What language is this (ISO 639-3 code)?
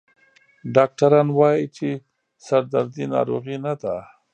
pus